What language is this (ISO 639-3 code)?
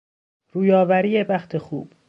fas